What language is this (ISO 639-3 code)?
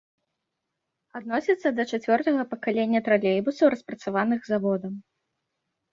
bel